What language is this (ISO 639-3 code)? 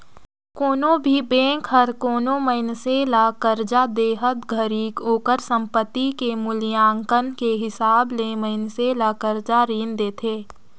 hne